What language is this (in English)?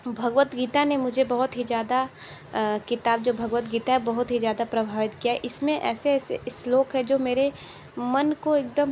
Hindi